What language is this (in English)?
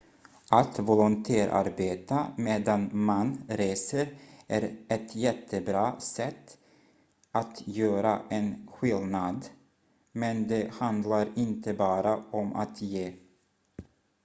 Swedish